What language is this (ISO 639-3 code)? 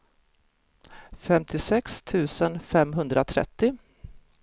swe